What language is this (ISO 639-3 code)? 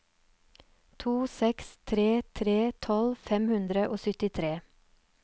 nor